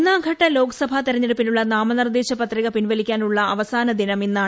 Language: Malayalam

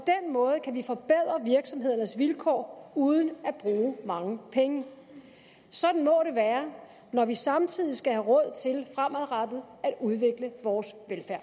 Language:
Danish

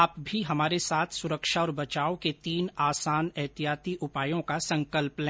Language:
Hindi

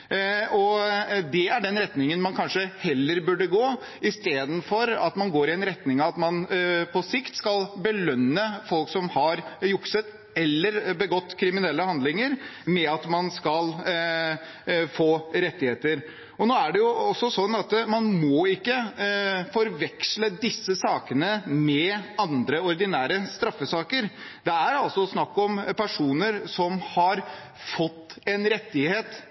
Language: Norwegian Bokmål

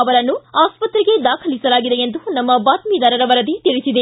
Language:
Kannada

